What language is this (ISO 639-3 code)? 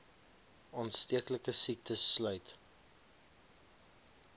afr